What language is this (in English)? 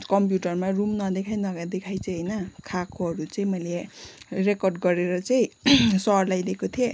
Nepali